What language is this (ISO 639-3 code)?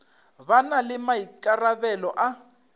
nso